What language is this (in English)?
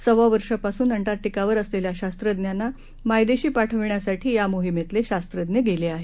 Marathi